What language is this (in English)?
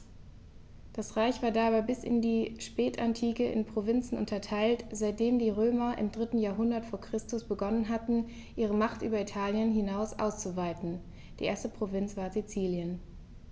German